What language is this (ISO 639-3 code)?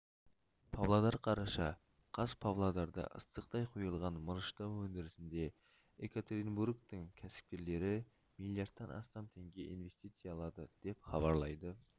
kaz